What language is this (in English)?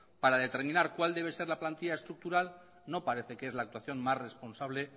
Spanish